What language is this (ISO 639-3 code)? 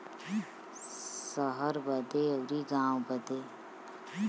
bho